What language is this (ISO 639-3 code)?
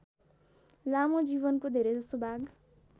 nep